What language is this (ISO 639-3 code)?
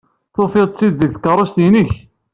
kab